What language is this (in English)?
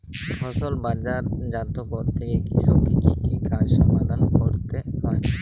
Bangla